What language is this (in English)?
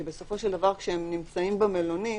Hebrew